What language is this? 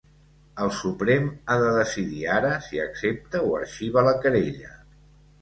Catalan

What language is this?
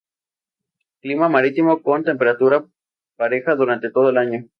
Spanish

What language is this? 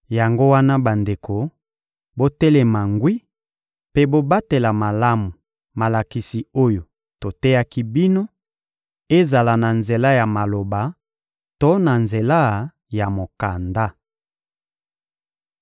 Lingala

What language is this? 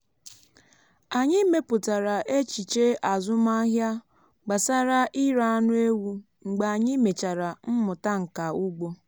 Igbo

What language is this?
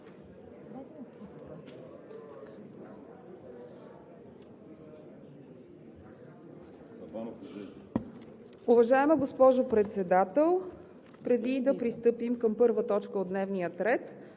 Bulgarian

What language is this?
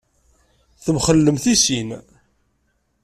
Kabyle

